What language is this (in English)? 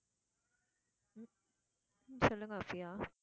Tamil